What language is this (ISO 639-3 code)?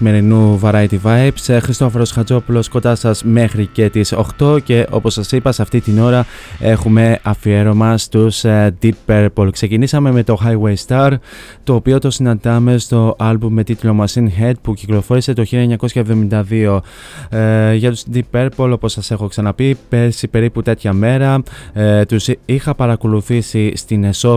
ell